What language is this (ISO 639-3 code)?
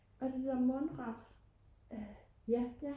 dan